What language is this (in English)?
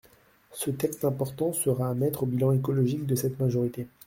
French